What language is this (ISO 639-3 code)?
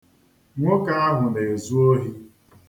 ibo